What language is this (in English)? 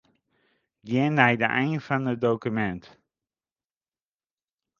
Western Frisian